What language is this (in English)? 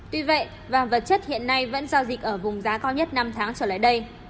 Vietnamese